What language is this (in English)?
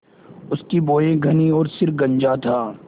Hindi